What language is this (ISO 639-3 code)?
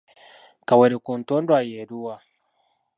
lug